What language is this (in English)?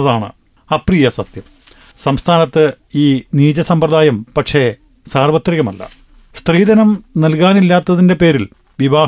Malayalam